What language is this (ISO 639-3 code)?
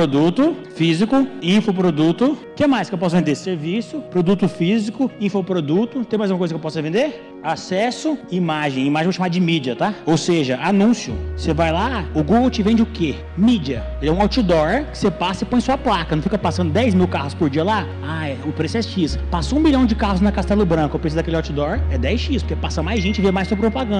por